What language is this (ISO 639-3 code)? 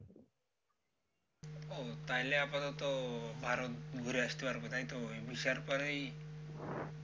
ben